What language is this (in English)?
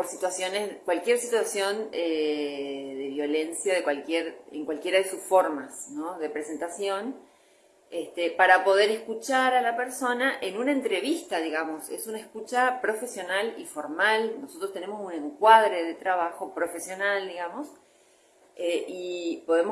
Spanish